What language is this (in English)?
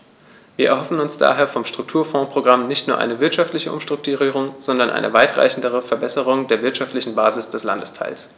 German